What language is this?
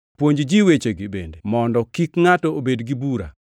Luo (Kenya and Tanzania)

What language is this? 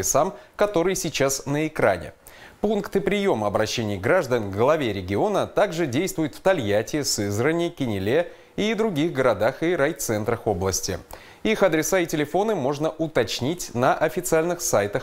Russian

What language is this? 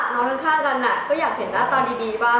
Thai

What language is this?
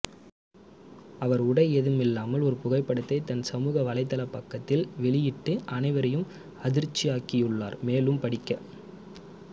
Tamil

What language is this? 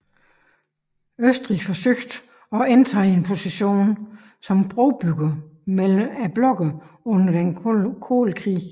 Danish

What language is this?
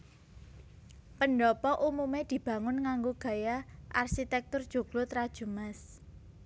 Javanese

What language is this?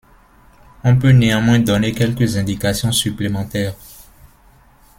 French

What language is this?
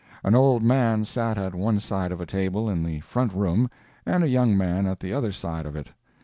English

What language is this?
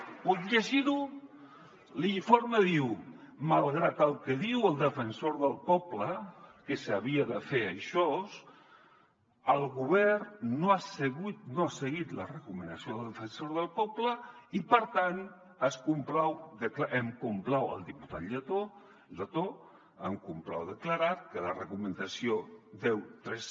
Catalan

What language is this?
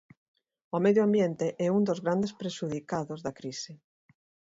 Galician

